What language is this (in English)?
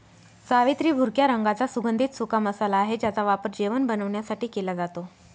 Marathi